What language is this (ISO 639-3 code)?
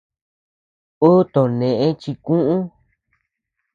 cux